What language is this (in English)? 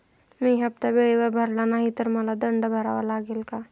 Marathi